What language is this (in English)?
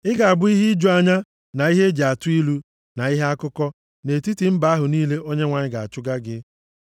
Igbo